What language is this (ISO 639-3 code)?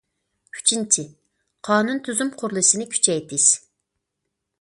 uig